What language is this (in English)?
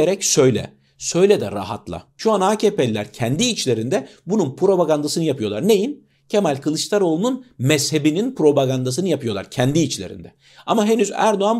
Turkish